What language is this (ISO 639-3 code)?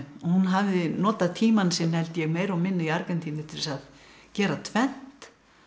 isl